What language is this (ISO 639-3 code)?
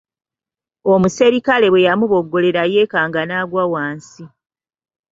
lug